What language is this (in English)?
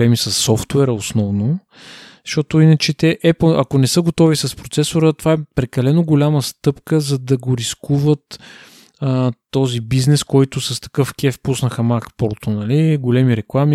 Bulgarian